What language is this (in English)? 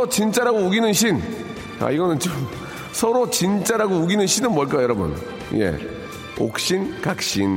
Korean